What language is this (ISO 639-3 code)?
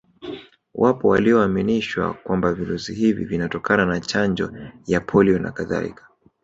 swa